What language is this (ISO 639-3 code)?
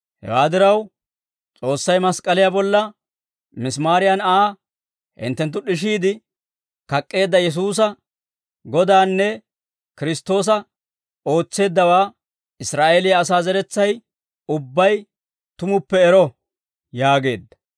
dwr